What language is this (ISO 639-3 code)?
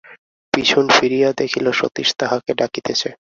ben